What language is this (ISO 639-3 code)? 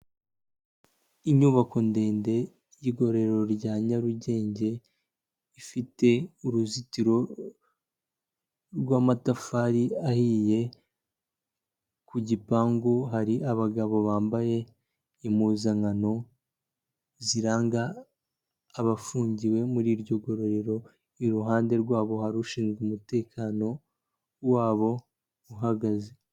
kin